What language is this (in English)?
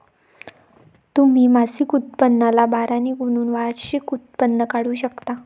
Marathi